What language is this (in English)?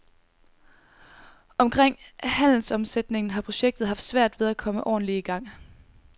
Danish